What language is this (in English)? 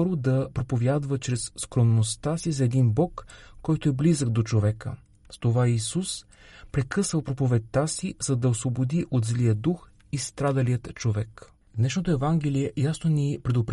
Bulgarian